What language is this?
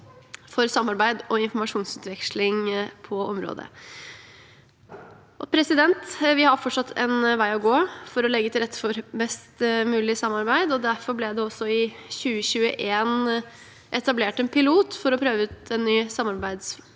Norwegian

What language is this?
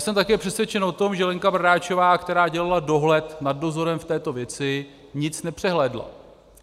Czech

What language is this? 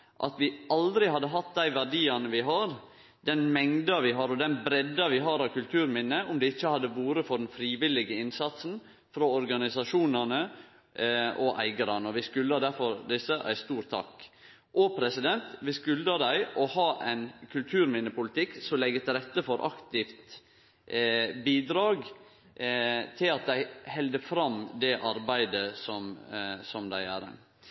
Norwegian Nynorsk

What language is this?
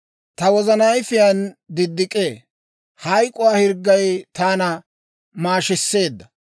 Dawro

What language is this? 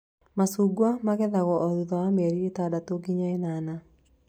Kikuyu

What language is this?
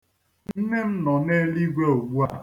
Igbo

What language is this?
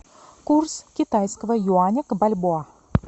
Russian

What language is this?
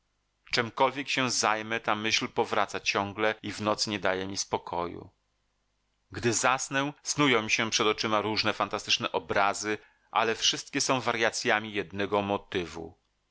Polish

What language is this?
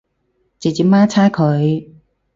Cantonese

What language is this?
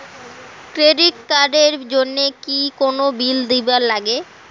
Bangla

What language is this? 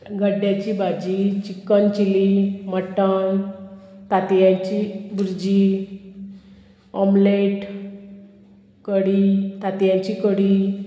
Konkani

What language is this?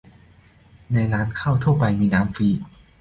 Thai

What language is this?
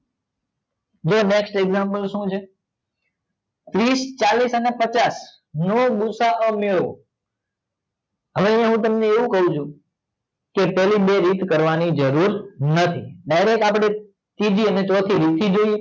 Gujarati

